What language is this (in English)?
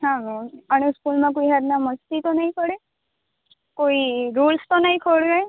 Gujarati